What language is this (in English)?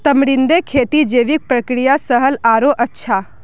Magahi